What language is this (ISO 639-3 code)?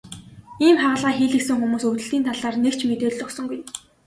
mon